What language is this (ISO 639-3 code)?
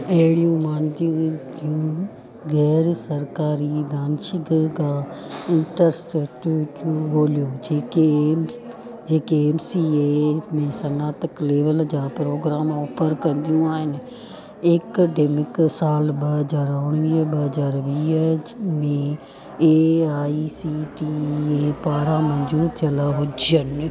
snd